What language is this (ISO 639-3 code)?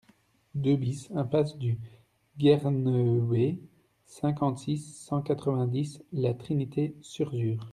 fra